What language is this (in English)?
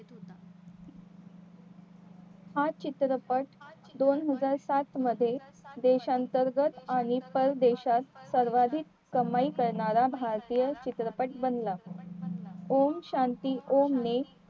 Marathi